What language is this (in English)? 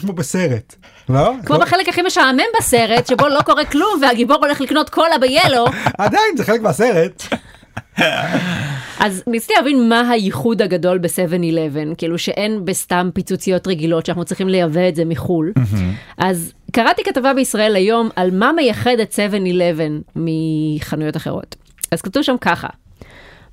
Hebrew